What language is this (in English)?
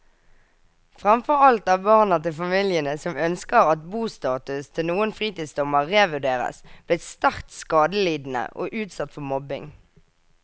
Norwegian